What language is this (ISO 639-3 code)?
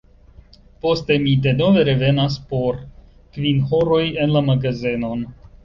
epo